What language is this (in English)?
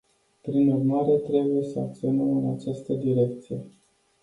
Romanian